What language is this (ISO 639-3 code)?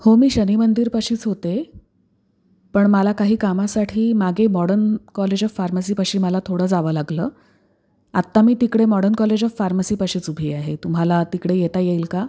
mar